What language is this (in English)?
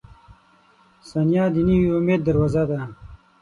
Pashto